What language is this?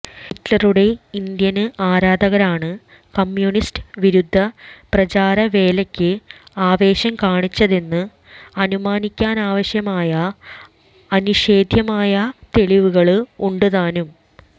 Malayalam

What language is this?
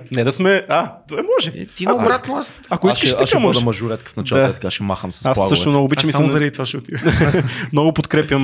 Bulgarian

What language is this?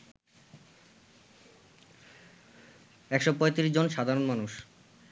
Bangla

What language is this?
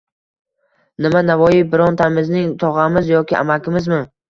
Uzbek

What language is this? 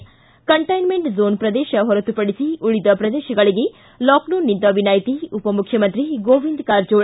Kannada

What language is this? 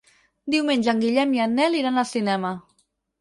Catalan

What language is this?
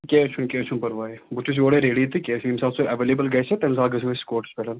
Kashmiri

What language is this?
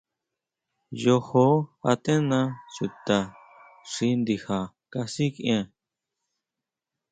Huautla Mazatec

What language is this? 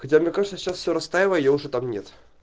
Russian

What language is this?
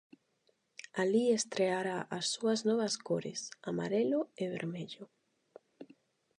Galician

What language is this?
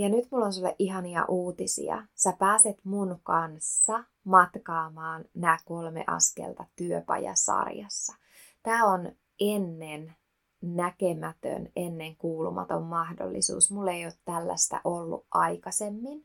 Finnish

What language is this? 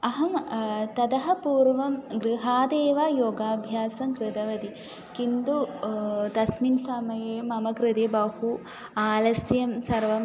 Sanskrit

